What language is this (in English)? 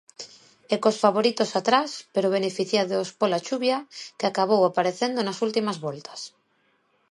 Galician